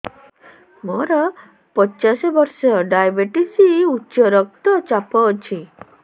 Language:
Odia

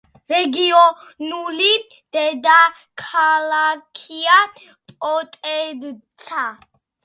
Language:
Georgian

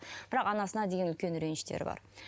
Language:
Kazakh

